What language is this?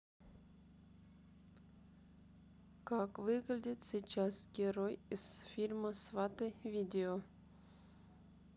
Russian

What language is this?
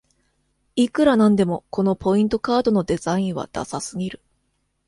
Japanese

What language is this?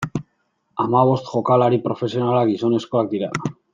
Basque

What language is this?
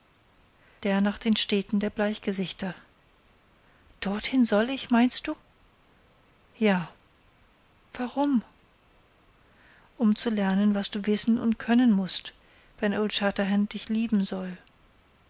German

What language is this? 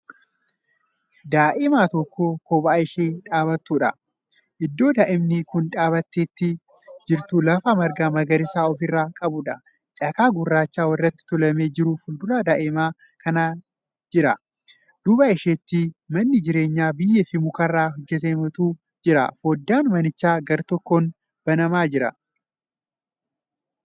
Oromo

